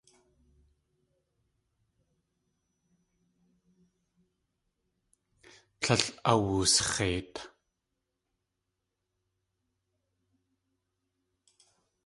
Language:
Tlingit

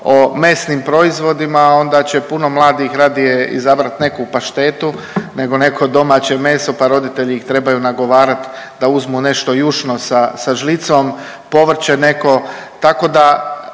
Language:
Croatian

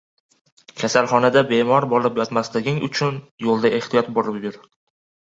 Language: Uzbek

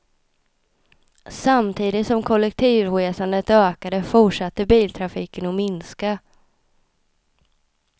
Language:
Swedish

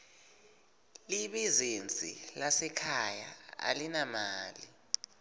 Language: Swati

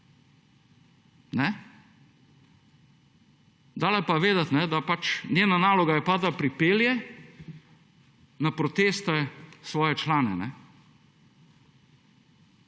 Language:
Slovenian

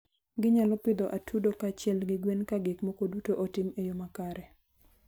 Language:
Luo (Kenya and Tanzania)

